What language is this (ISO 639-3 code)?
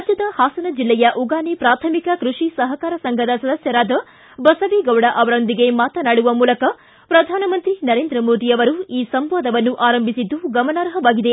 kan